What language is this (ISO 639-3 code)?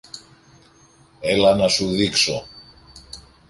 ell